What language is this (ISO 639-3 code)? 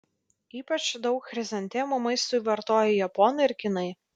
lit